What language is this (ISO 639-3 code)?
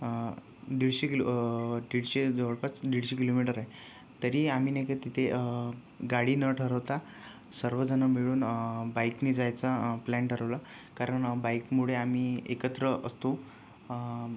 mar